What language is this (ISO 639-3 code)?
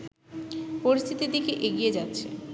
ben